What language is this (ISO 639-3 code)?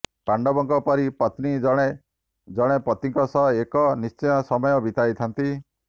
ori